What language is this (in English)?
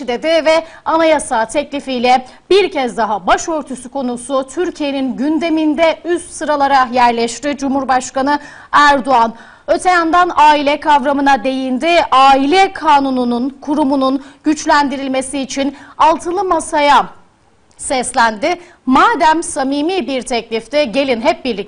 Turkish